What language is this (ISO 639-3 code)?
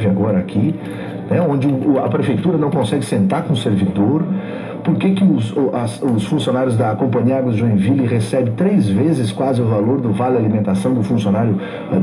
por